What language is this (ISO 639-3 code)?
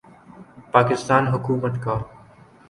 urd